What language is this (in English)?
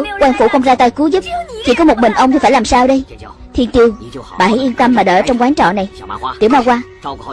Vietnamese